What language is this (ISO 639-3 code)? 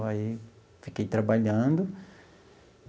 por